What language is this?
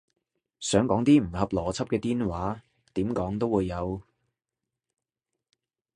Cantonese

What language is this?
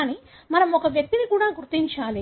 Telugu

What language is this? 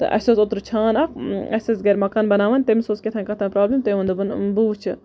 Kashmiri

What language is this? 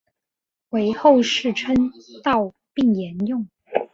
Chinese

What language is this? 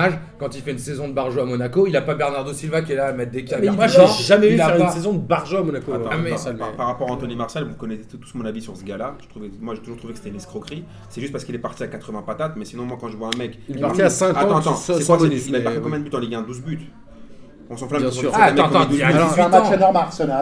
French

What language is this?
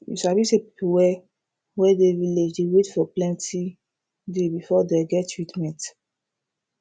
Nigerian Pidgin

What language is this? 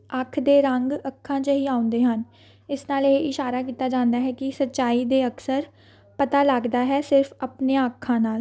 Punjabi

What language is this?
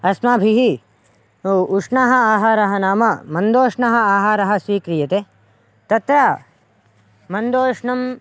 Sanskrit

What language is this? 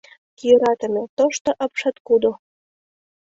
Mari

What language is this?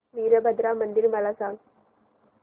Marathi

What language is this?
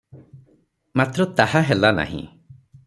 Odia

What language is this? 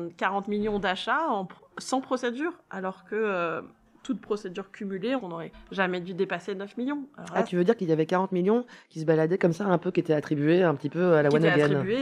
French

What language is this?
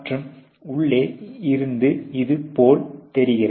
Tamil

